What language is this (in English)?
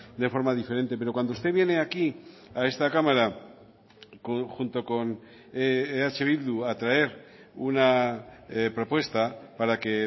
Spanish